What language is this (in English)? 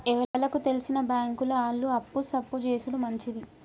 Telugu